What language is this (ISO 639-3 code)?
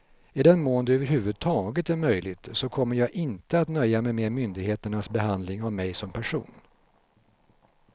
swe